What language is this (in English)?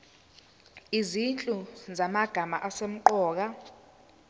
Zulu